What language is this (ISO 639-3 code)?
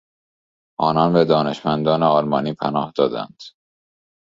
fas